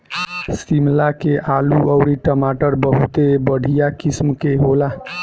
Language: Bhojpuri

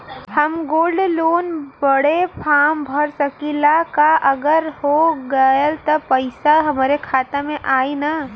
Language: Bhojpuri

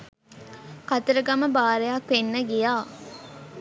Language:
Sinhala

